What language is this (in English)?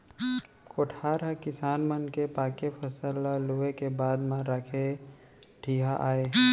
Chhattisgarhi